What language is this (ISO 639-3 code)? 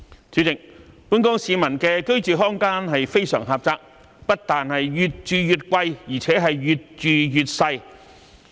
yue